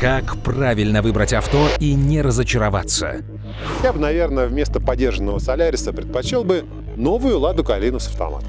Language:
Russian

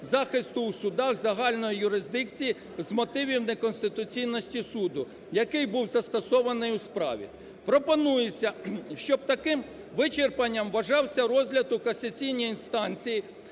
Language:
Ukrainian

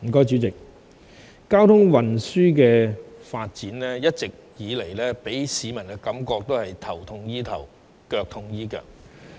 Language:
Cantonese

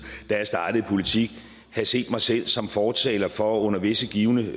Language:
Danish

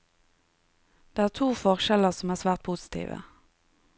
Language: Norwegian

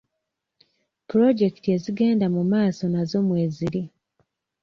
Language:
Ganda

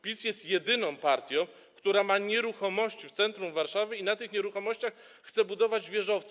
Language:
Polish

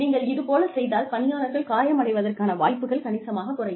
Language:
Tamil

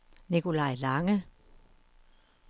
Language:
Danish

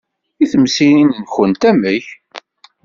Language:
Kabyle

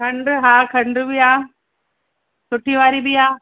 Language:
Sindhi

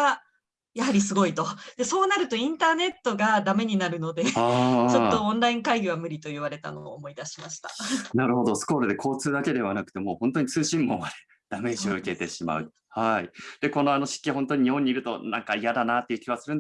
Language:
Japanese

